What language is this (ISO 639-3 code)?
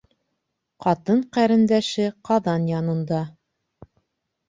bak